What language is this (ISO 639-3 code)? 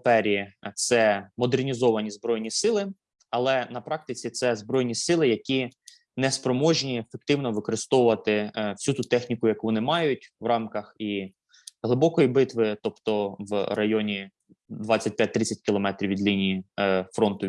ukr